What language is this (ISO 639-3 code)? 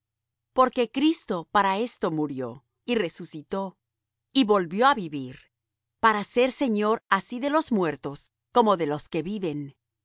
spa